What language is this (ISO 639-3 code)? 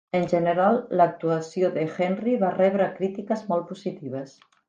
cat